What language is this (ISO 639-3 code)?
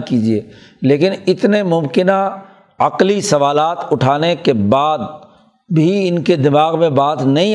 urd